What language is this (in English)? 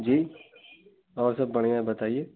Hindi